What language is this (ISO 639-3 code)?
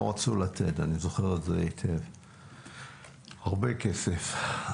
heb